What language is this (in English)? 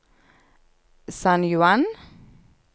Norwegian